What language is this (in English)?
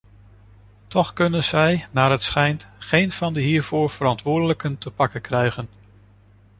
Dutch